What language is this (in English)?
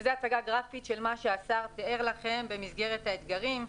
Hebrew